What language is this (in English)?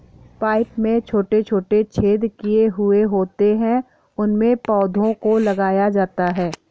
Hindi